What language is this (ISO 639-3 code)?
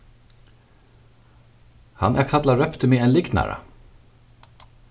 fao